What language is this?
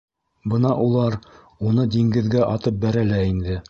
Bashkir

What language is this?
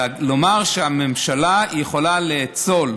Hebrew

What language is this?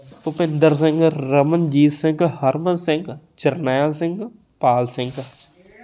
Punjabi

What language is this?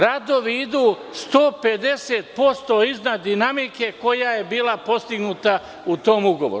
Serbian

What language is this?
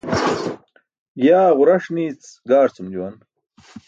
Burushaski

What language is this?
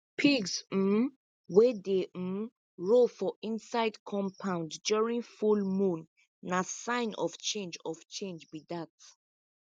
Nigerian Pidgin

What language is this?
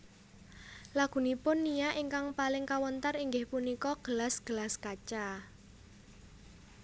Javanese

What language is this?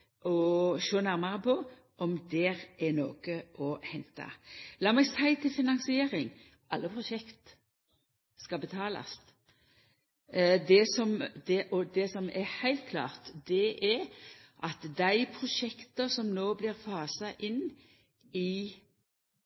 Norwegian Nynorsk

